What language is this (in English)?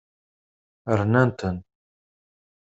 Kabyle